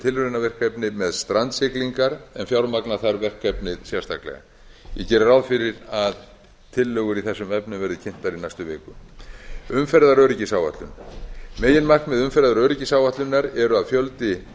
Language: Icelandic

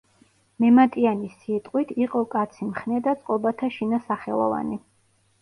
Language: Georgian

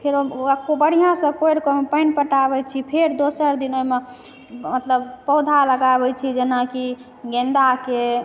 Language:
Maithili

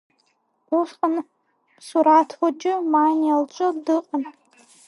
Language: Abkhazian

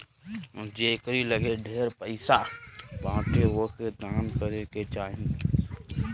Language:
Bhojpuri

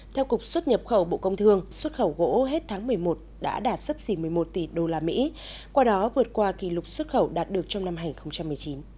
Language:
Vietnamese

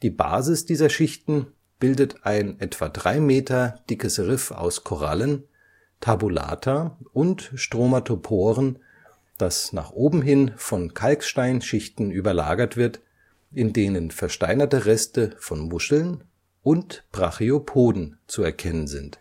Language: German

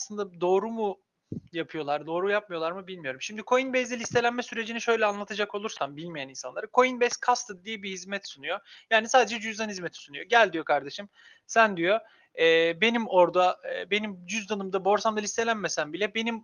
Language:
Turkish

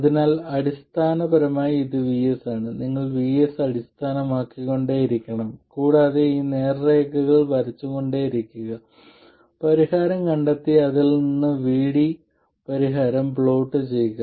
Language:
Malayalam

